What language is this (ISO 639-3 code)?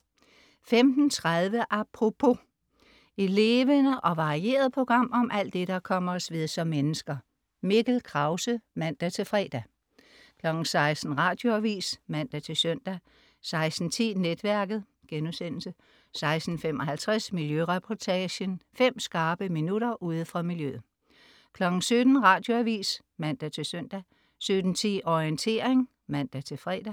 dan